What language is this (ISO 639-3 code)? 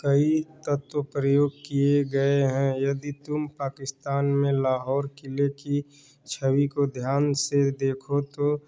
hin